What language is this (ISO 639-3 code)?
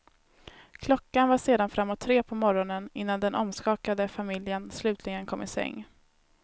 swe